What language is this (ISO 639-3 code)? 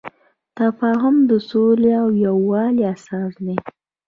pus